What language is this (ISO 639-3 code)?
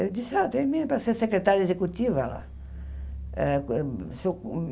por